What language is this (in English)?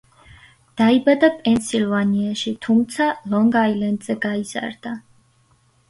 Georgian